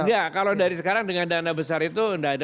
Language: Indonesian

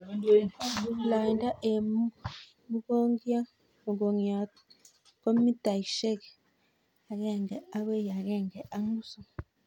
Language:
Kalenjin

